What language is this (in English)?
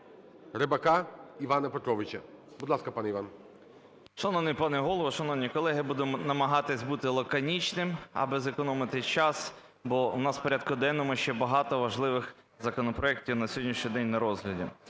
Ukrainian